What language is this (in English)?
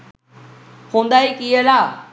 Sinhala